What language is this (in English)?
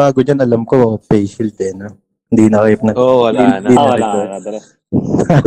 Filipino